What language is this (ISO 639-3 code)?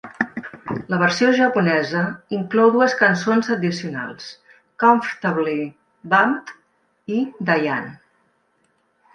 cat